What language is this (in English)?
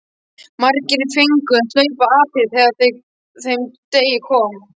Icelandic